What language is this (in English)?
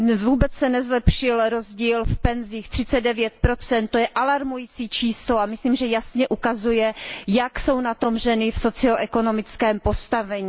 Czech